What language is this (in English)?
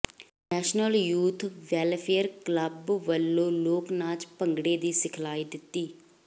Punjabi